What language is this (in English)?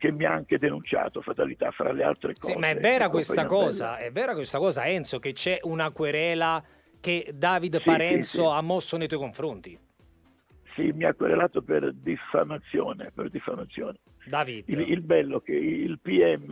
Italian